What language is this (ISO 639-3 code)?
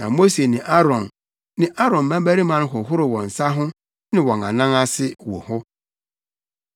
aka